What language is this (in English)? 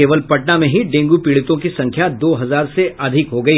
Hindi